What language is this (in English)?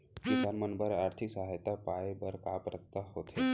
Chhattisgarhi